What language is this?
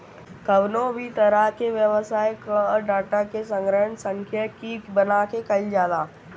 Bhojpuri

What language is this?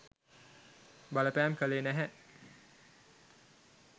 Sinhala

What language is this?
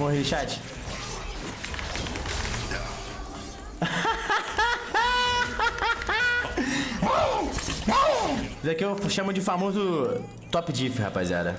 Portuguese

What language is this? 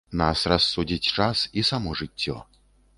Belarusian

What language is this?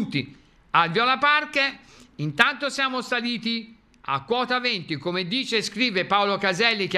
Italian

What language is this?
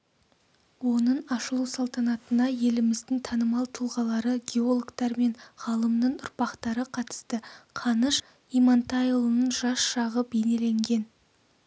Kazakh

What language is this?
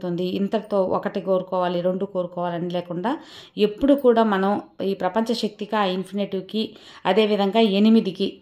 Telugu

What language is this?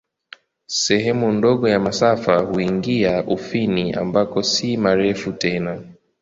Swahili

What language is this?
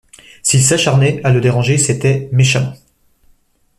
French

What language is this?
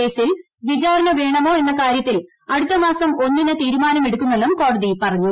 Malayalam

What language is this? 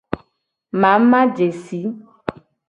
Gen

